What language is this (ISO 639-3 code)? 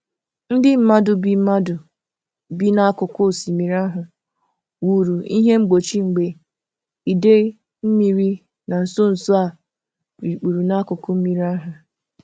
ibo